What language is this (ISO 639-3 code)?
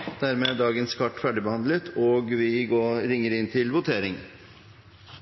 nob